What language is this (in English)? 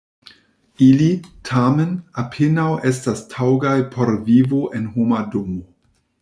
Esperanto